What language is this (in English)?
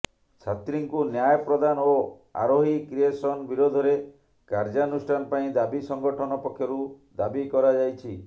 Odia